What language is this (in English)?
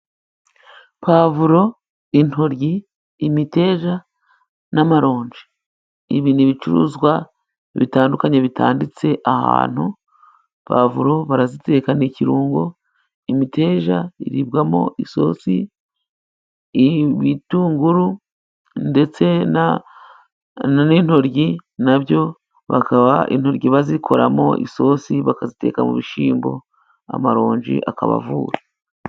Kinyarwanda